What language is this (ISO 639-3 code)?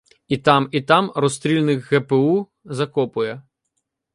ukr